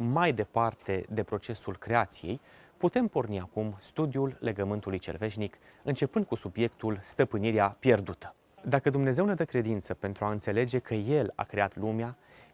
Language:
Romanian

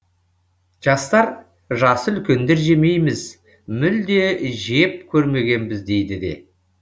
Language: Kazakh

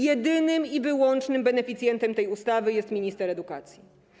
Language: Polish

